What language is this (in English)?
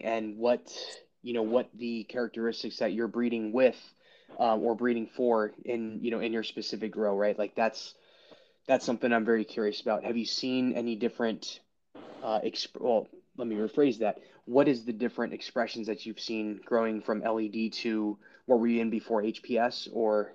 English